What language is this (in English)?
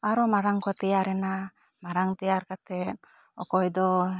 Santali